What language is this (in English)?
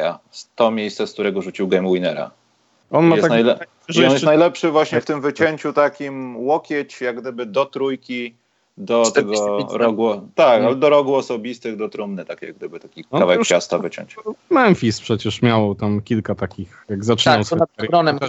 Polish